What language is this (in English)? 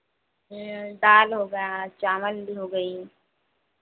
Hindi